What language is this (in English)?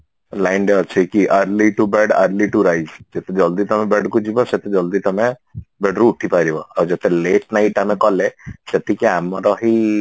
Odia